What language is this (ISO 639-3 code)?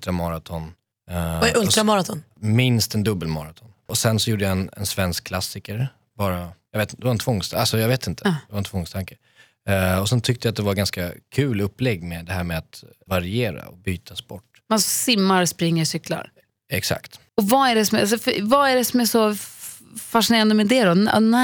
swe